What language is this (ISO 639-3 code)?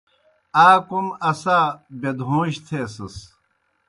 plk